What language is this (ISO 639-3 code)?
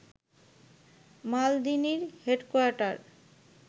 ben